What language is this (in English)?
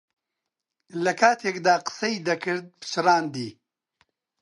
Central Kurdish